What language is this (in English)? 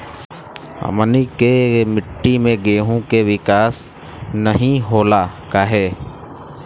Bhojpuri